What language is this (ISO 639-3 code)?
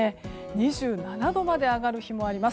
jpn